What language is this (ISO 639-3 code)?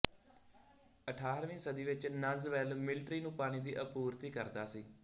pan